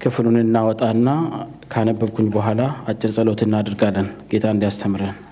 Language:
Amharic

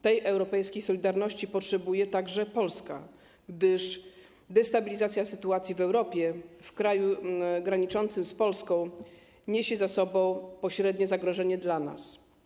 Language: Polish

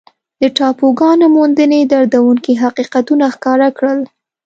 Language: Pashto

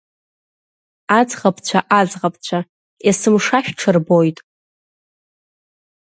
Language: Abkhazian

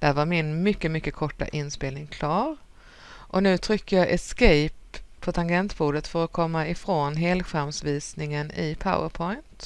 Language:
Swedish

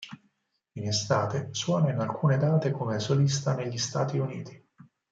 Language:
Italian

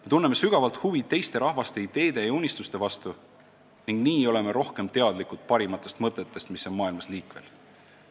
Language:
Estonian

